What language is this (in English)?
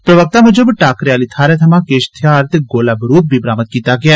Dogri